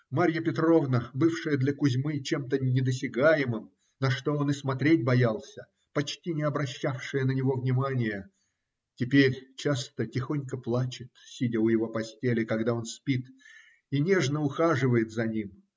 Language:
Russian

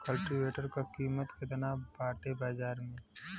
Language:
Bhojpuri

